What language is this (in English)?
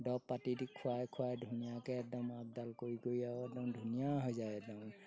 Assamese